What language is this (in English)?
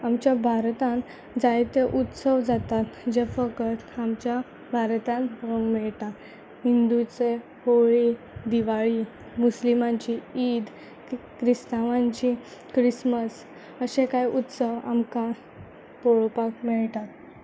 Konkani